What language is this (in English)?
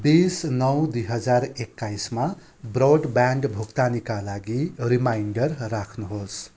Nepali